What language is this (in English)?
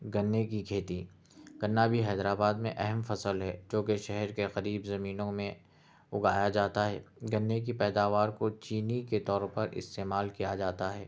Urdu